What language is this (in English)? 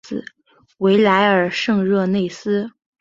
Chinese